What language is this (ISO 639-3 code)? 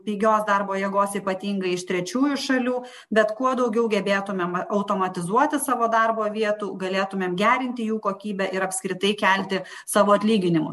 lit